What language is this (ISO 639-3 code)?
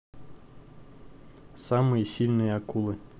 rus